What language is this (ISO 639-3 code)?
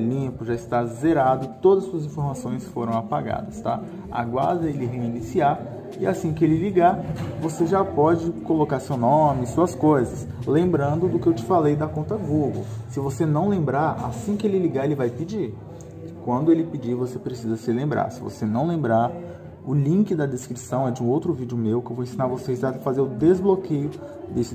por